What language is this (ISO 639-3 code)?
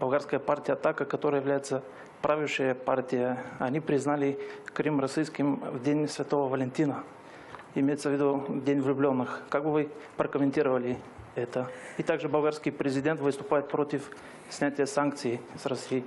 rus